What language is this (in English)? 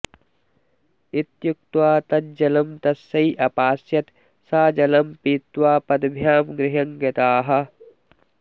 Sanskrit